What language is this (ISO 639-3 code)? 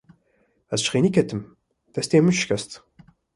kur